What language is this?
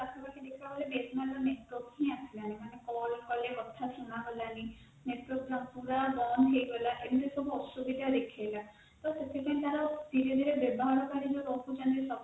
Odia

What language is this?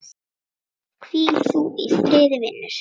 Icelandic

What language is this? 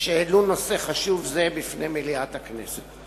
Hebrew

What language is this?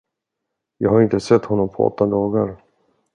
Swedish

